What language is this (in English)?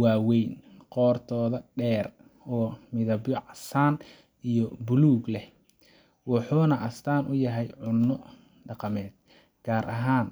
Somali